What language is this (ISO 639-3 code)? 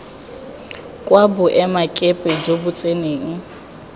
tsn